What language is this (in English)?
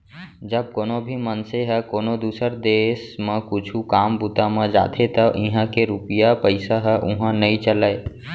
Chhattisgarhi